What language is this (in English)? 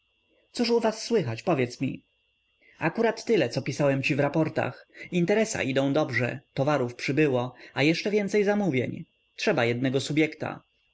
Polish